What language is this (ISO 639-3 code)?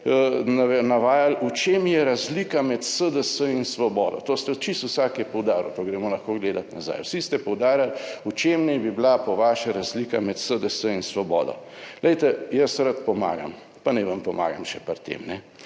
slv